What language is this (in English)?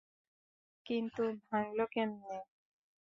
Bangla